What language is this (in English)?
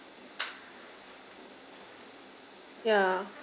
English